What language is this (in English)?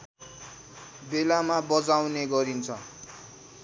Nepali